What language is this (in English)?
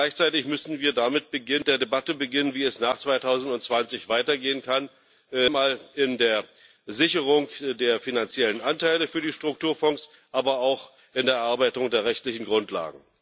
German